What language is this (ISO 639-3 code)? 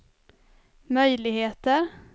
swe